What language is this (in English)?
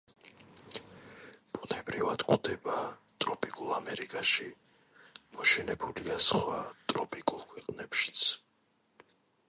Georgian